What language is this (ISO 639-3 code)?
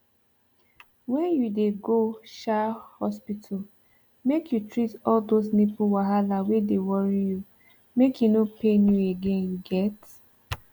pcm